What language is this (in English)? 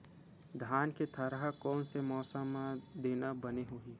Chhattisgarhi